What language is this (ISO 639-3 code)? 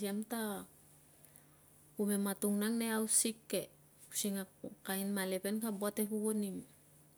lcm